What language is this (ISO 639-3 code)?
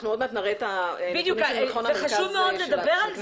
heb